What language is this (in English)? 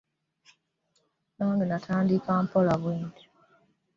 Ganda